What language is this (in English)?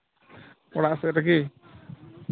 Santali